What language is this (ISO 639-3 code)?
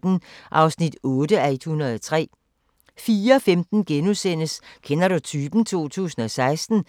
dan